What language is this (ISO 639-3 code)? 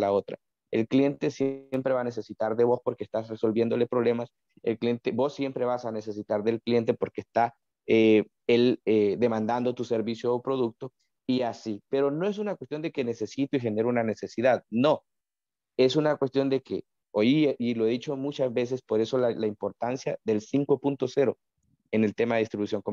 spa